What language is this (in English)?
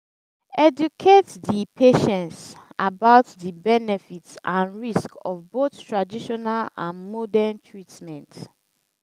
Nigerian Pidgin